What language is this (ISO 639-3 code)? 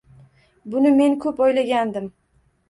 uzb